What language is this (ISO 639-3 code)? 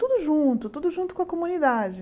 por